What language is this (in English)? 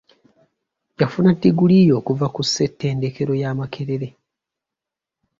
Ganda